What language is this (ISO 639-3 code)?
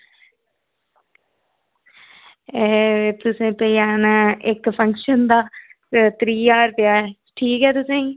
doi